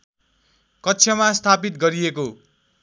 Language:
Nepali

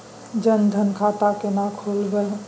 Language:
Maithili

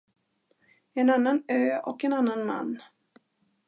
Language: Swedish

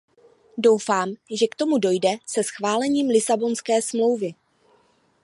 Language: Czech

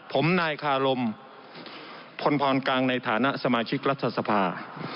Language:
Thai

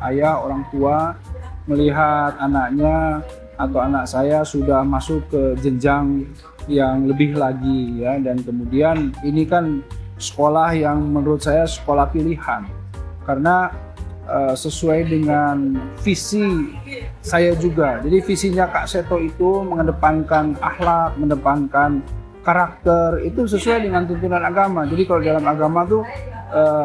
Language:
Indonesian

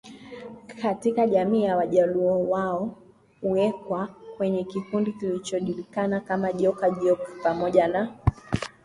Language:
Swahili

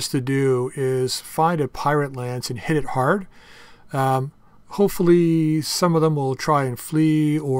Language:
English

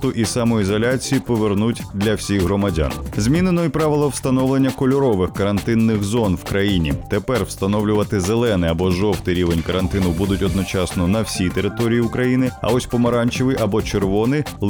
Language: Ukrainian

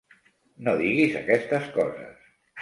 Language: Catalan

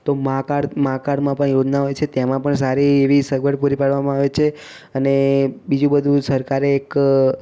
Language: Gujarati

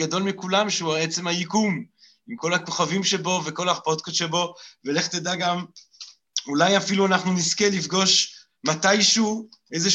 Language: Hebrew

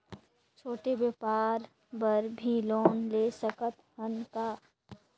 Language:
Chhattisgarhi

